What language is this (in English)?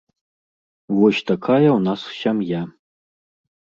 Belarusian